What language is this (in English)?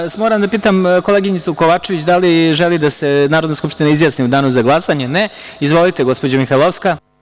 Serbian